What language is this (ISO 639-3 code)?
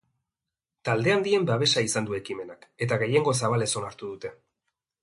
eus